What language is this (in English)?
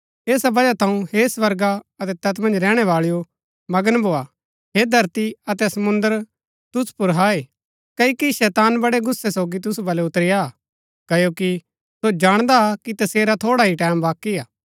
Gaddi